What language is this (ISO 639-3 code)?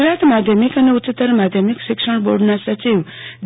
guj